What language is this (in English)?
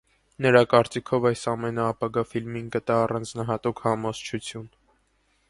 Armenian